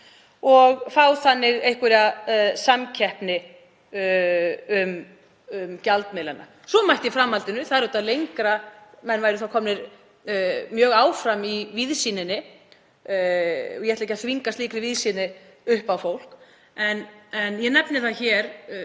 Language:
Icelandic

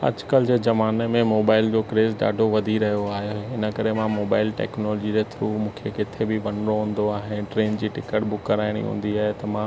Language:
Sindhi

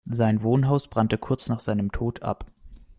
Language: German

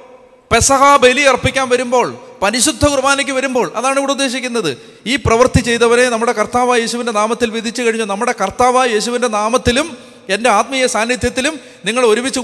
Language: Malayalam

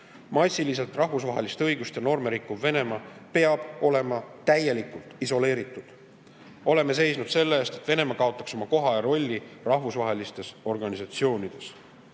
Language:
Estonian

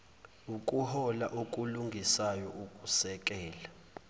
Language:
Zulu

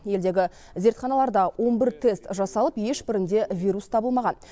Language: Kazakh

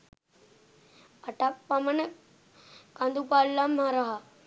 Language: Sinhala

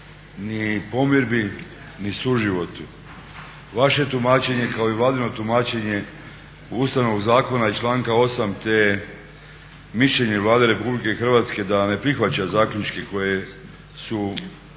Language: Croatian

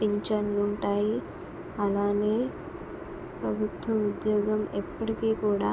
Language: Telugu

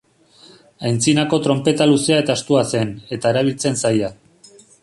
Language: Basque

